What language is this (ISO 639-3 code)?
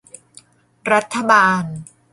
tha